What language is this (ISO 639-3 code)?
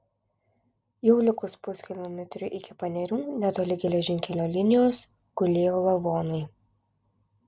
lit